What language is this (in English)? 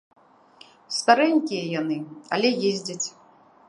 Belarusian